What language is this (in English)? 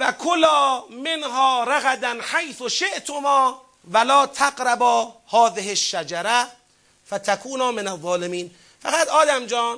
Persian